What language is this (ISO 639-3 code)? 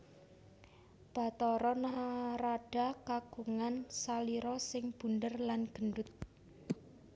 jav